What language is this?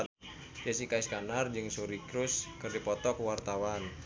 Sundanese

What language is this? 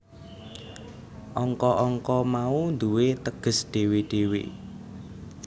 Javanese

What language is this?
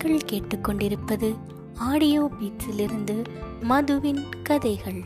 Tamil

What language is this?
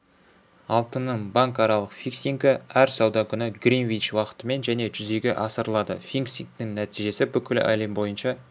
Kazakh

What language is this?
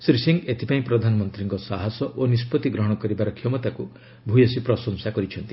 Odia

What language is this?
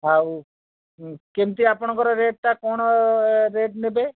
Odia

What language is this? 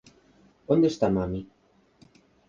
Galician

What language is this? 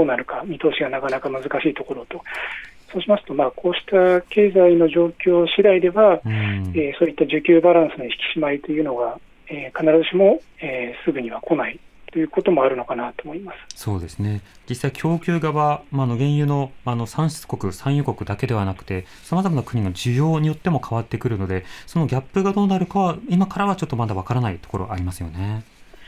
Japanese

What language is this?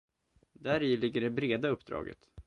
Swedish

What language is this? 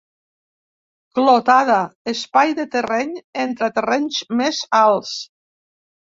Catalan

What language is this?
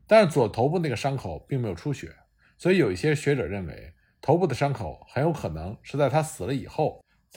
Chinese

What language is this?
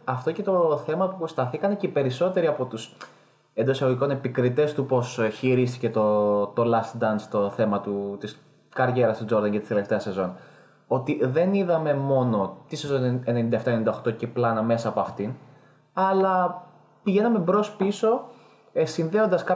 Greek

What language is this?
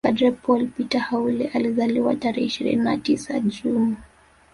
Swahili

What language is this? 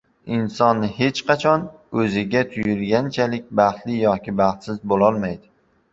Uzbek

